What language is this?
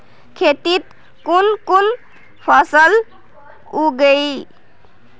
Magahi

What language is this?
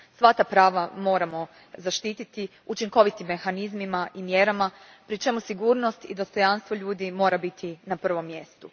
Croatian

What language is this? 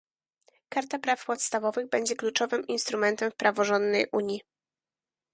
Polish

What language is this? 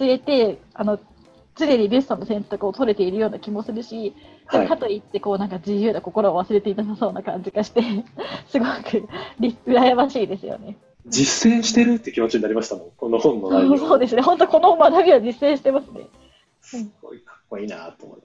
Japanese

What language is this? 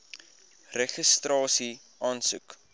Afrikaans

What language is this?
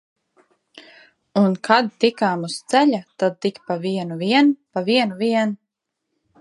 Latvian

